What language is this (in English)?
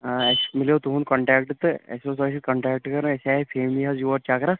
Kashmiri